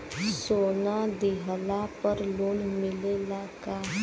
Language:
Bhojpuri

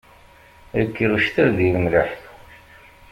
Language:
Kabyle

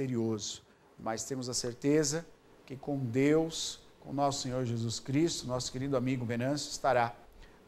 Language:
Portuguese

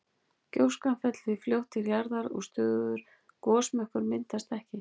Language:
Icelandic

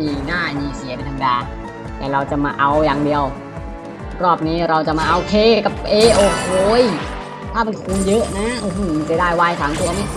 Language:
Thai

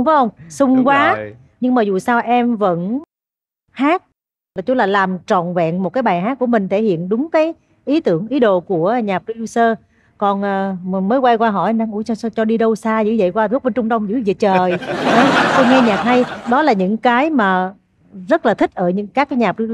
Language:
Vietnamese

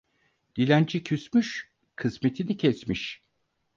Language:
Turkish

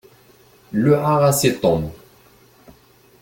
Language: Kabyle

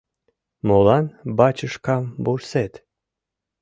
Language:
Mari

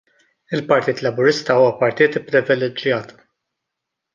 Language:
Maltese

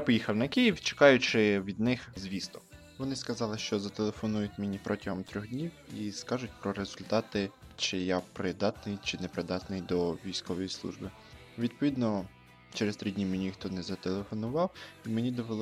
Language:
Ukrainian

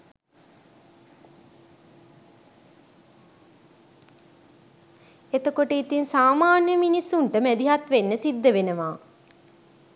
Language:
Sinhala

